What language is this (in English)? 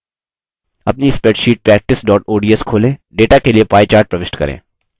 Hindi